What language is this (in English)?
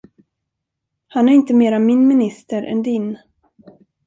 Swedish